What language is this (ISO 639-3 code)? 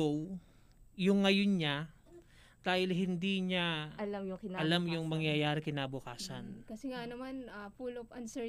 fil